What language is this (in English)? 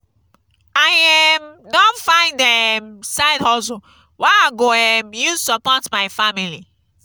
Nigerian Pidgin